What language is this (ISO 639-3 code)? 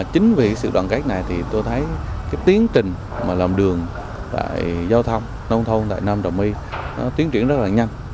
vie